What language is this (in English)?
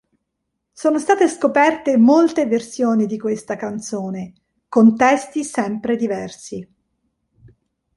Italian